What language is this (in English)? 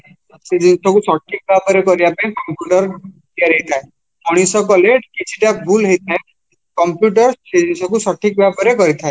Odia